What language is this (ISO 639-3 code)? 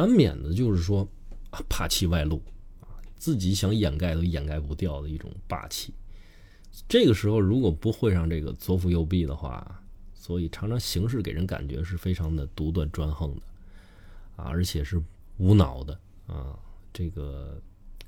zho